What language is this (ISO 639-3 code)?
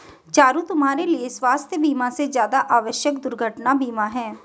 hin